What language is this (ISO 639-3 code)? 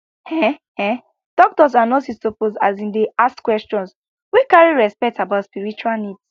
pcm